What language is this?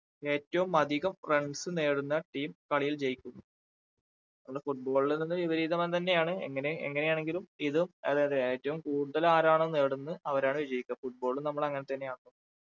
Malayalam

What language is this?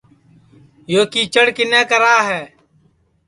Sansi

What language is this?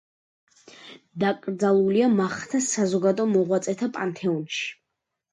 Georgian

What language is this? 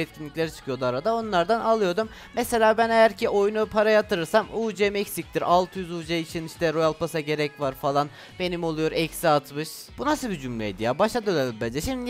Turkish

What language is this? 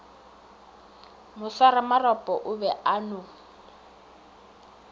Northern Sotho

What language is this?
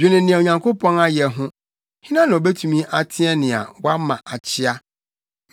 Akan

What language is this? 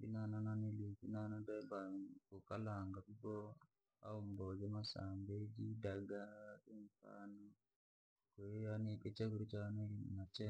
Langi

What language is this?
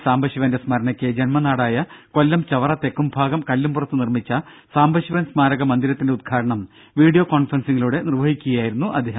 Malayalam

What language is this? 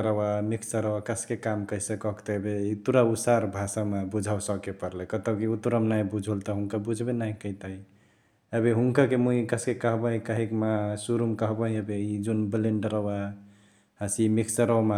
Chitwania Tharu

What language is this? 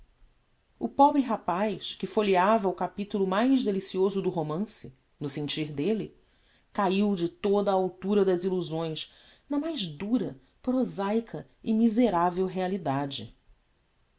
Portuguese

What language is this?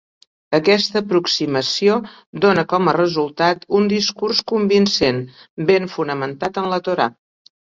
Catalan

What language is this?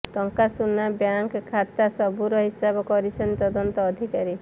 Odia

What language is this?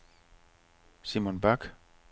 Danish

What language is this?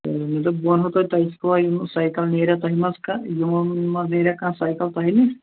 Kashmiri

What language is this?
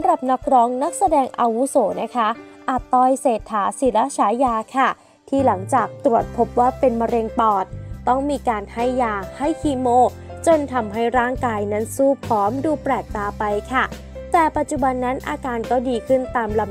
Thai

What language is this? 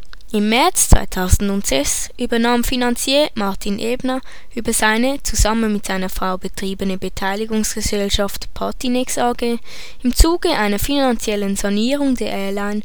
German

